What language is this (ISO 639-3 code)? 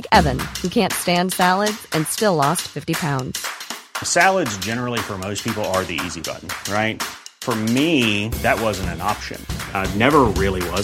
fas